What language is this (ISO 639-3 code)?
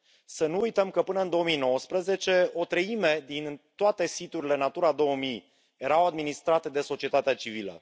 ron